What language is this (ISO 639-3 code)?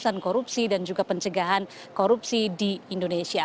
ind